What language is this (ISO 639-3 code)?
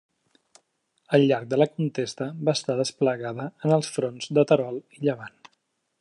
cat